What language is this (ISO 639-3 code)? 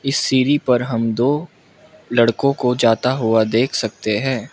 hin